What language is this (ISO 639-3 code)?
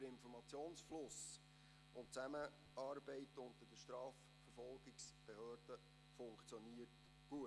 gsw